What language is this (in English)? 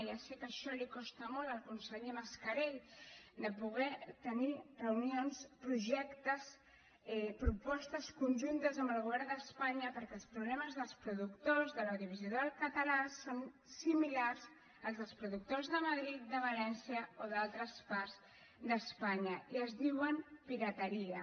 Catalan